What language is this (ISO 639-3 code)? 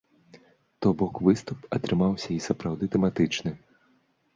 bel